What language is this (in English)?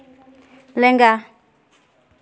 Santali